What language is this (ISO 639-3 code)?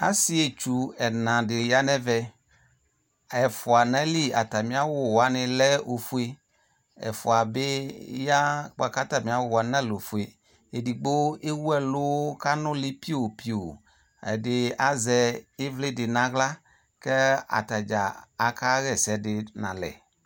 kpo